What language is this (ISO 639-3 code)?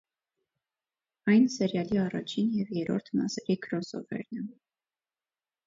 hye